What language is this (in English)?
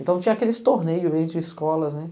Portuguese